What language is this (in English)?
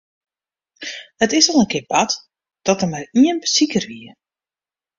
Western Frisian